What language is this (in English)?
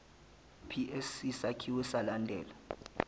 Zulu